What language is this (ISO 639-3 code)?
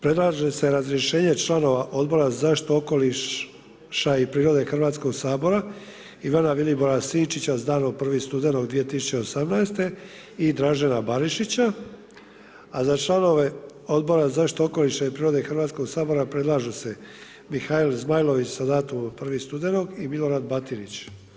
hrv